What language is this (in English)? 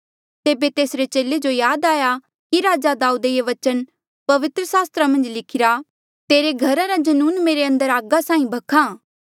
Mandeali